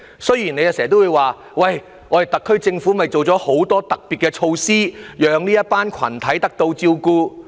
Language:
Cantonese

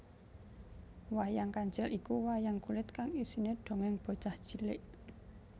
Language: Javanese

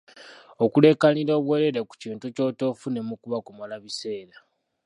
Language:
Ganda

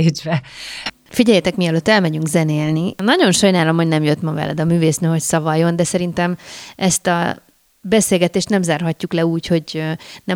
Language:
Hungarian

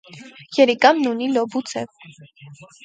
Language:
Armenian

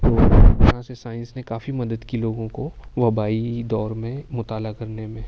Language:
Urdu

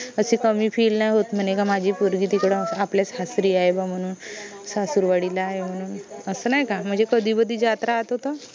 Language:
Marathi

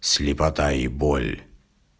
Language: Russian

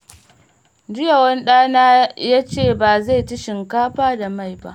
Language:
Hausa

